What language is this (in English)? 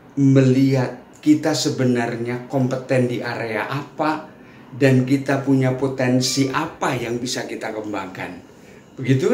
Indonesian